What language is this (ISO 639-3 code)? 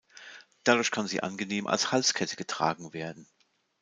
deu